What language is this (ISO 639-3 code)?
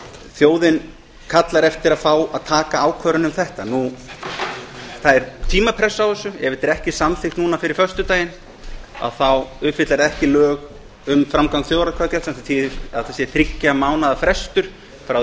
isl